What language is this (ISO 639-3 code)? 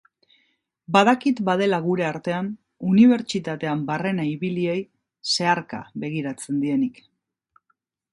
eus